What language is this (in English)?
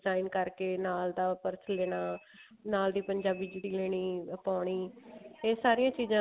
Punjabi